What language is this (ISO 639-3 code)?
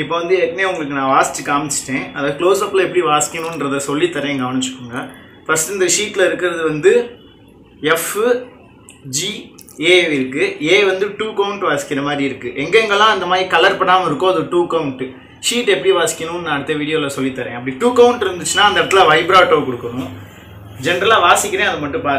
ron